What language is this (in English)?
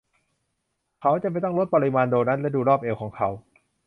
Thai